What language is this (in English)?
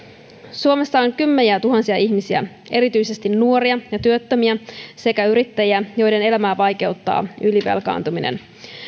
Finnish